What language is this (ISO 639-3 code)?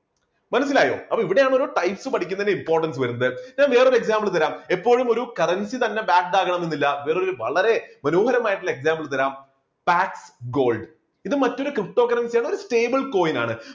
mal